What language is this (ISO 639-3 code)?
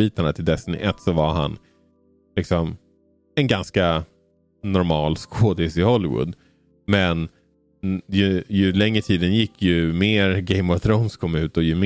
swe